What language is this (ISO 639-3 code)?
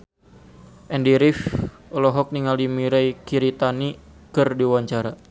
sun